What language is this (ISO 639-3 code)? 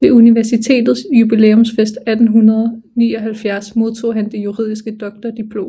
dan